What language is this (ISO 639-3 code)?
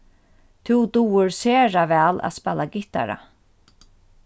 fao